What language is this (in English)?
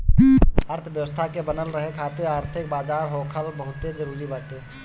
Bhojpuri